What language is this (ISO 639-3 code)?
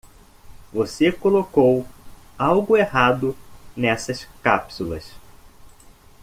por